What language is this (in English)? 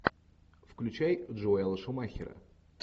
Russian